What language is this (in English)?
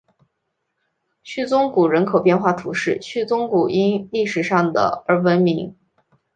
Chinese